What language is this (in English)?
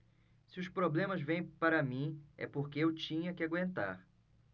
Portuguese